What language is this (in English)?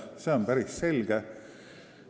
Estonian